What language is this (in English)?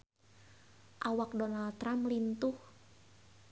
Sundanese